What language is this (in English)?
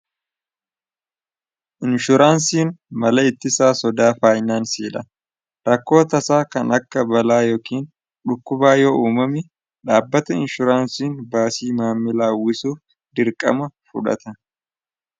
Oromo